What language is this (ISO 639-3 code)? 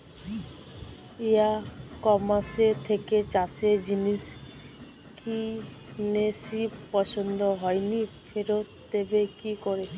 ben